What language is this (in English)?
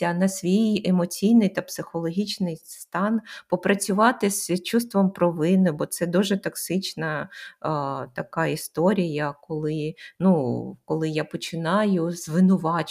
Ukrainian